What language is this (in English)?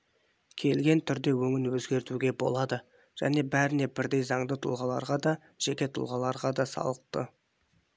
Kazakh